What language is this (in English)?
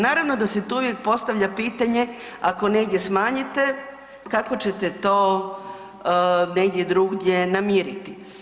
Croatian